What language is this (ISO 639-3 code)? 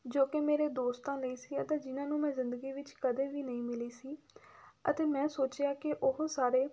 pan